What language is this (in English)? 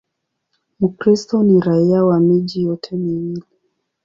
Swahili